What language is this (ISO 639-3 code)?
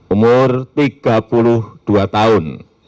ind